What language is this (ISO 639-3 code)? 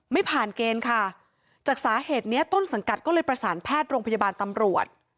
tha